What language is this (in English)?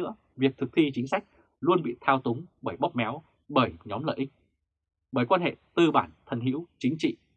Vietnamese